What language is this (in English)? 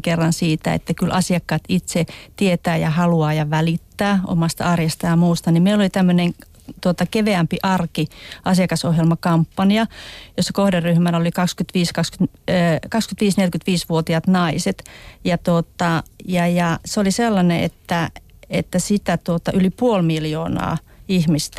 Finnish